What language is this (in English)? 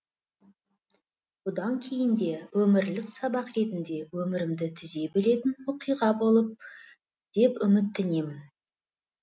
Kazakh